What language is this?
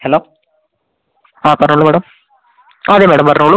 Malayalam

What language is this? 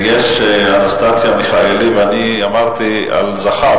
Hebrew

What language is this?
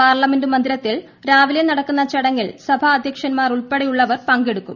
Malayalam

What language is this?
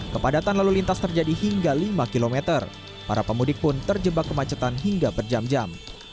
Indonesian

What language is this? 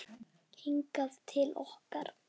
Icelandic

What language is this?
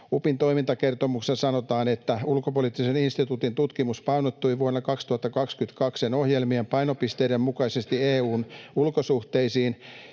Finnish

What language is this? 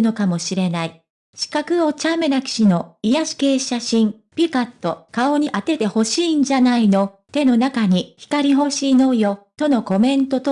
Japanese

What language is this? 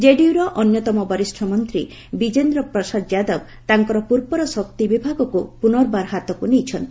Odia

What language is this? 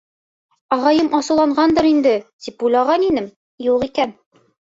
Bashkir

